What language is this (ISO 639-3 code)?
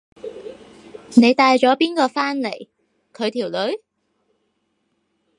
yue